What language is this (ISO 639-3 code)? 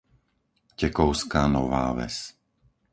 slk